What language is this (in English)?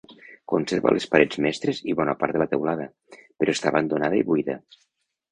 Catalan